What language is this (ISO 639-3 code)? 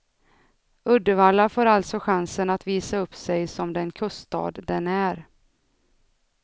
swe